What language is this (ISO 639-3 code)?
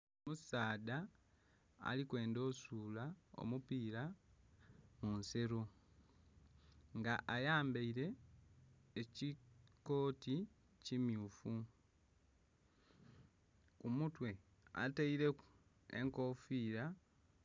xog